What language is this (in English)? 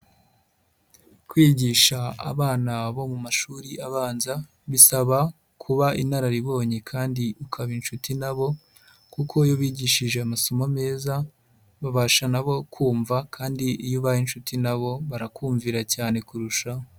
Kinyarwanda